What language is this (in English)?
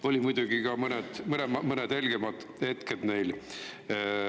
Estonian